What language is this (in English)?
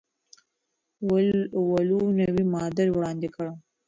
Pashto